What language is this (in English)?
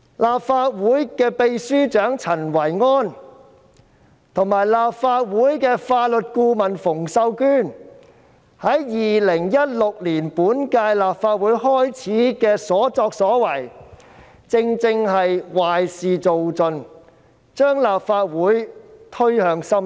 Cantonese